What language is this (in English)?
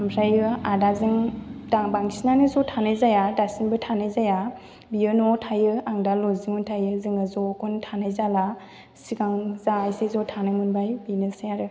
Bodo